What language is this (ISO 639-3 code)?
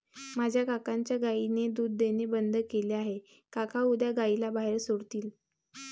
mar